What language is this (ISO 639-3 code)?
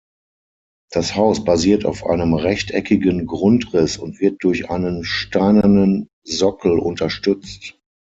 deu